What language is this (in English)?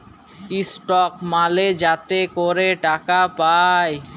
Bangla